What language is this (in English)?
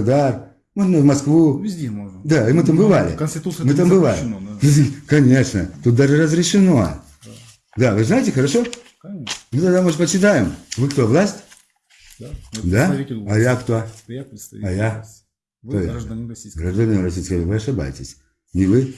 Russian